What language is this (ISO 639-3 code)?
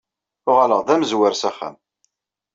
kab